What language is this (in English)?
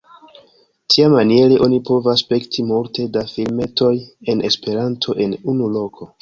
Esperanto